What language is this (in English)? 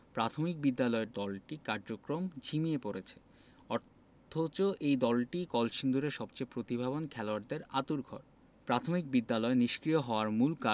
Bangla